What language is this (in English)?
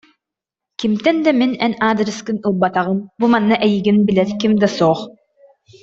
Yakut